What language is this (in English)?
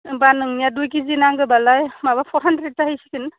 Bodo